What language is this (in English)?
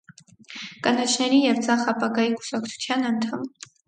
Armenian